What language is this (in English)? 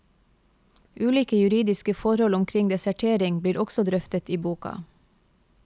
Norwegian